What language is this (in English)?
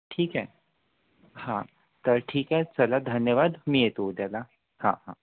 Marathi